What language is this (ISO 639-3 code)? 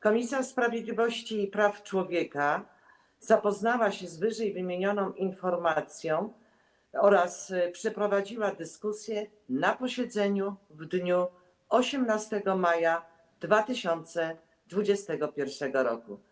pol